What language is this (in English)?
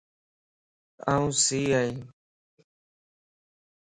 Lasi